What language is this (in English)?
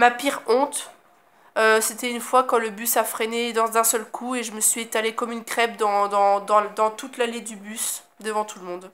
French